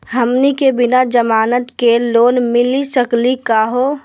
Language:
Magahi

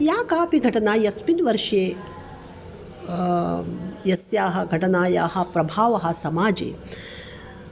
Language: Sanskrit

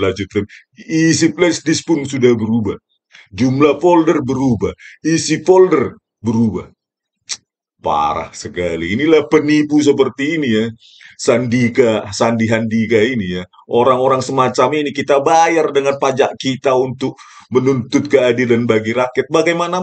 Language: Indonesian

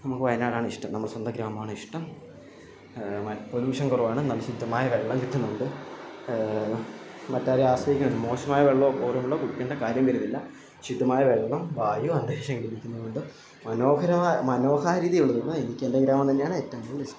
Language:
Malayalam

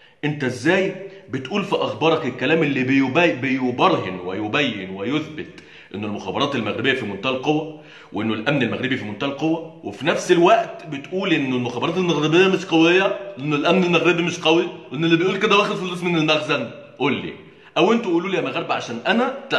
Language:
Arabic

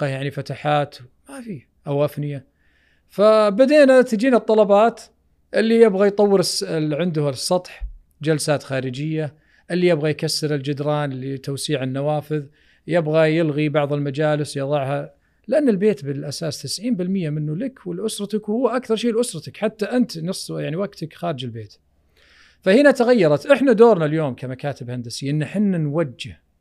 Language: Arabic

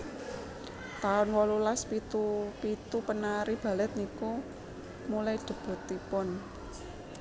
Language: Javanese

